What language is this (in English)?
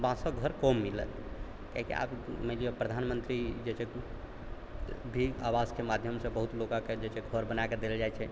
Maithili